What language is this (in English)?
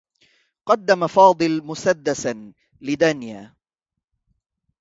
Arabic